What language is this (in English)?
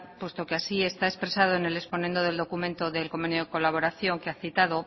Spanish